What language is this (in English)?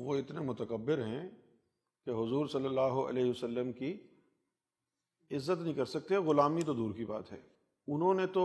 Urdu